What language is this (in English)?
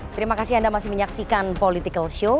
Indonesian